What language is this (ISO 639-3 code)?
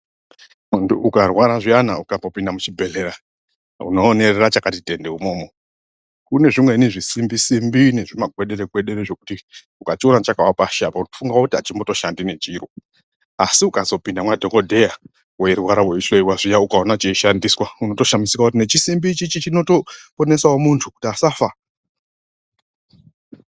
ndc